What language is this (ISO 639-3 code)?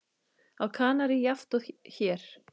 isl